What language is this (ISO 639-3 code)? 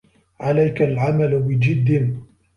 ara